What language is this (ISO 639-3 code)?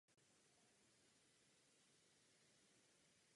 ces